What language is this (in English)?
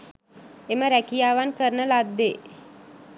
Sinhala